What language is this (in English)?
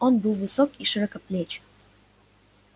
Russian